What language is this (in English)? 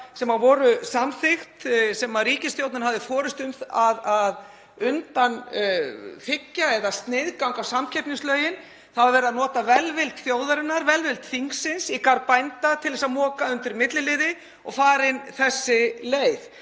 Icelandic